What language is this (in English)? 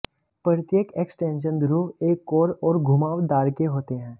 Hindi